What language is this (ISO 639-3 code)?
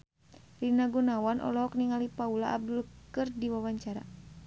sun